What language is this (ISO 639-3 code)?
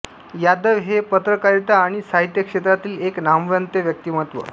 mar